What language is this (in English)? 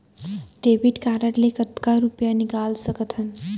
Chhattisgarhi